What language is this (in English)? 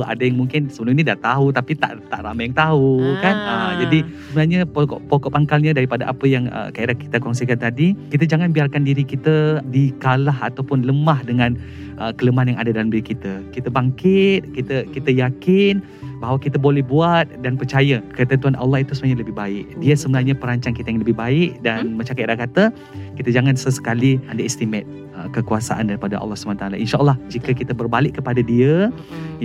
Malay